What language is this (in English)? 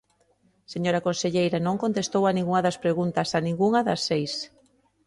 Galician